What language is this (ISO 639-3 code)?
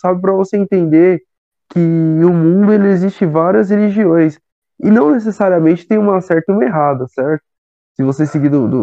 por